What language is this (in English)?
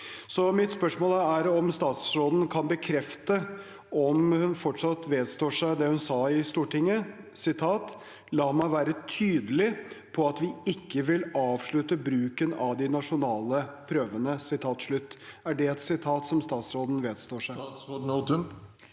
Norwegian